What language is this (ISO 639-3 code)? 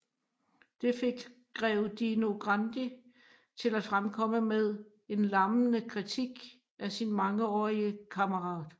dan